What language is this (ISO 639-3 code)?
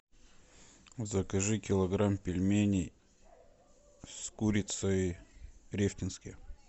rus